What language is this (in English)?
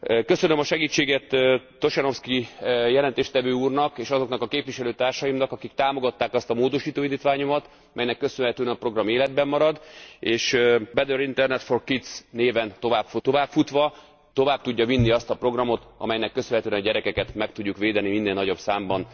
Hungarian